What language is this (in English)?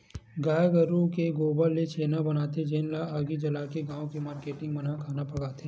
Chhattisgarhi